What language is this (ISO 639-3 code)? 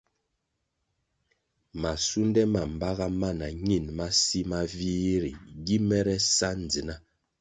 nmg